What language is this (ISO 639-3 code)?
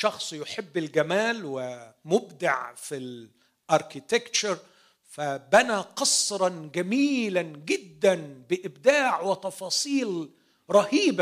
ara